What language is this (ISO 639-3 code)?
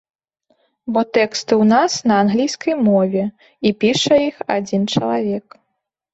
bel